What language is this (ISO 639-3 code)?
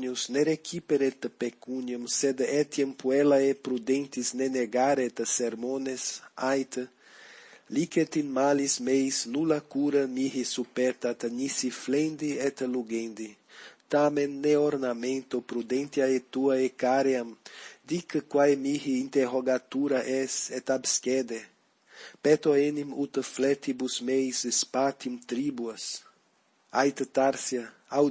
lat